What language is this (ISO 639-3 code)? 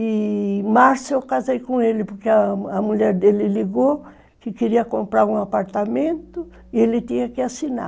por